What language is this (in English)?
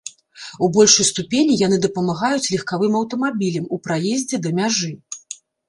Belarusian